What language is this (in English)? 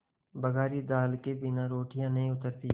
Hindi